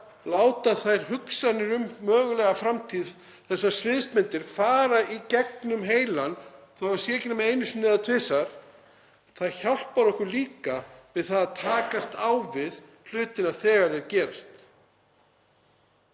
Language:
Icelandic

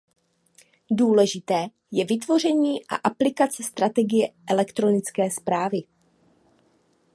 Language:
Czech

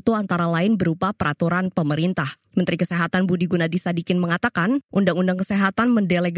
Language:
Indonesian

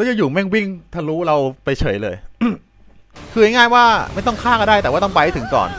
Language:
Thai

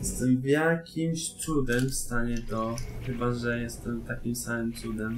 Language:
Polish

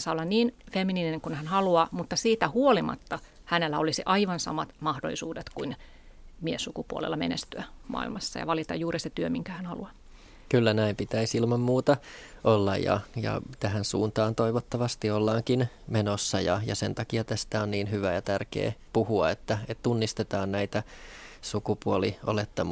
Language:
Finnish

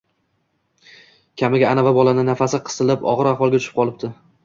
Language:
Uzbek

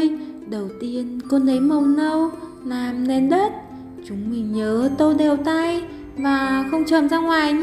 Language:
Vietnamese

